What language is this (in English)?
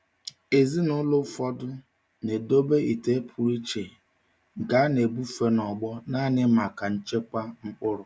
Igbo